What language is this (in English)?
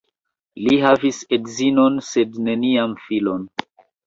Esperanto